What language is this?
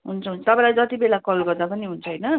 Nepali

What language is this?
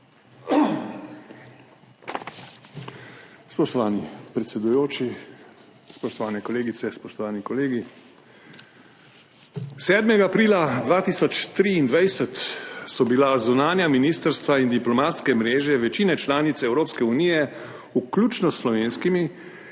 Slovenian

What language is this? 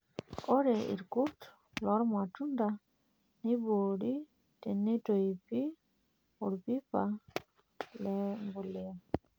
Masai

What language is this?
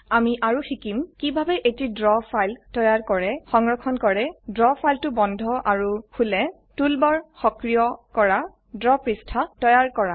Assamese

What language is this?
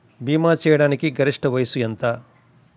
Telugu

